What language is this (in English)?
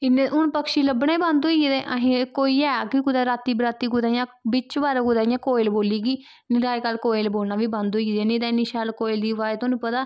Dogri